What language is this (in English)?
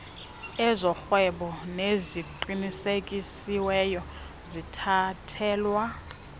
Xhosa